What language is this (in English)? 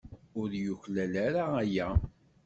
Kabyle